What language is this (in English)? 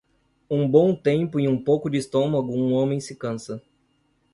Portuguese